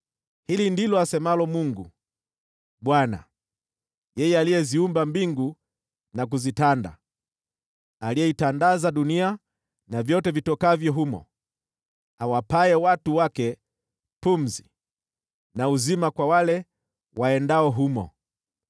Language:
Swahili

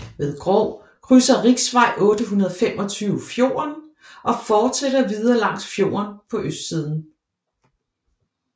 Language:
Danish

